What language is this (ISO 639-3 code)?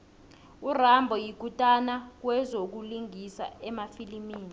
nbl